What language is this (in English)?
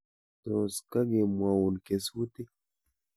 Kalenjin